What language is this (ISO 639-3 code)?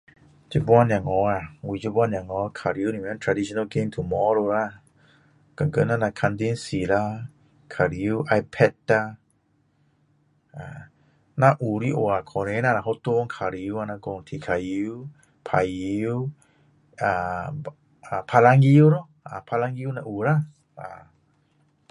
cdo